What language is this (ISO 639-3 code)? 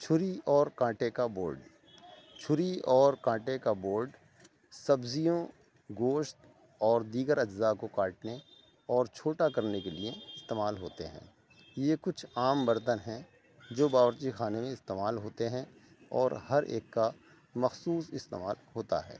urd